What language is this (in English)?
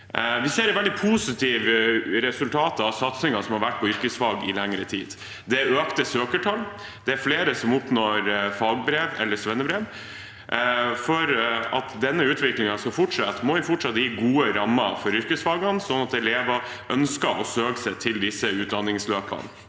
Norwegian